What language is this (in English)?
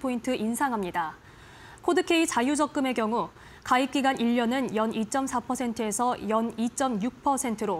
Korean